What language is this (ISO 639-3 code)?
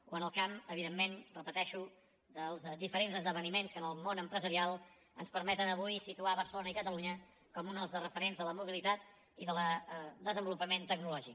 cat